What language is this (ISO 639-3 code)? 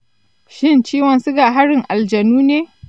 hau